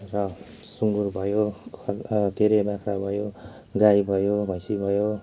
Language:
Nepali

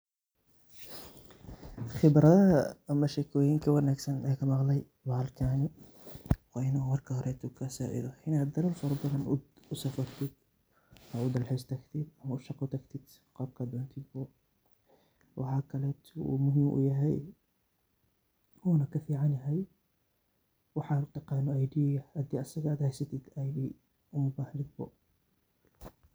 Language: Somali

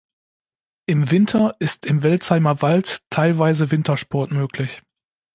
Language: German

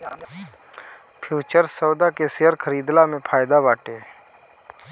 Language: Bhojpuri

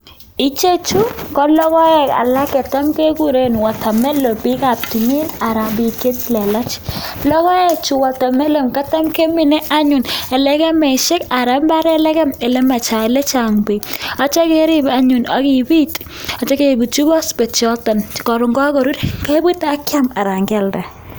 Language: Kalenjin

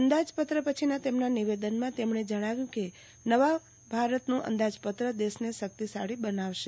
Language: Gujarati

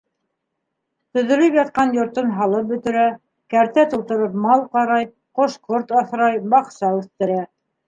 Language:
Bashkir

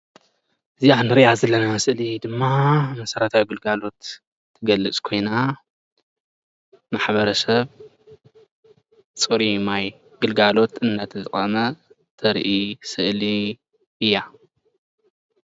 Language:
Tigrinya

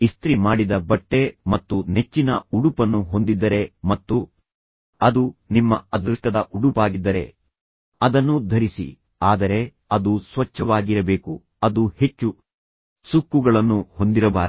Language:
Kannada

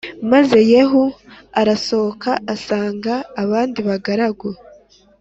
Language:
Kinyarwanda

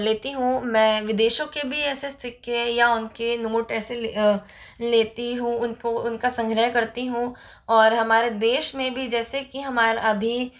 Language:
Hindi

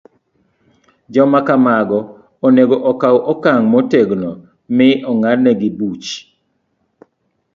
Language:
Luo (Kenya and Tanzania)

